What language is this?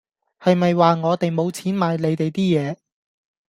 Cantonese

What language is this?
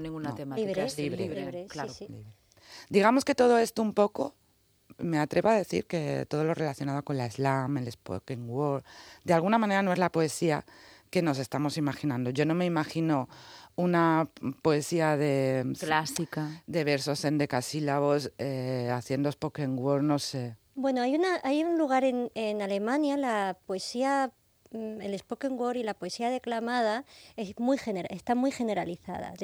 Spanish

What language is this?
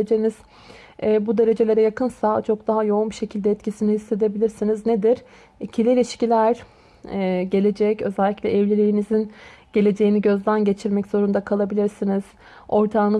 Turkish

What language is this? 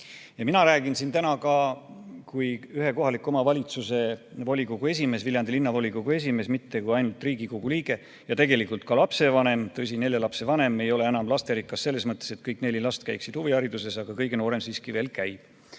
Estonian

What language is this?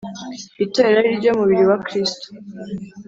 Kinyarwanda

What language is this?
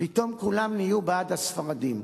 Hebrew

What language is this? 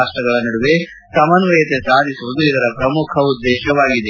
Kannada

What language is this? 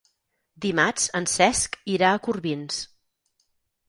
Catalan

